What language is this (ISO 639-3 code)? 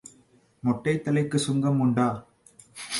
tam